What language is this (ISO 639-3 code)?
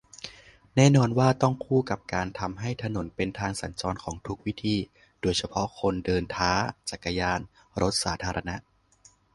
tha